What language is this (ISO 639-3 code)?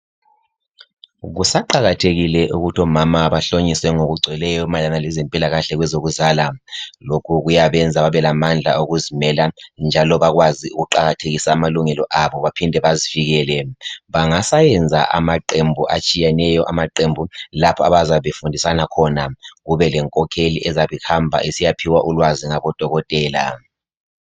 nde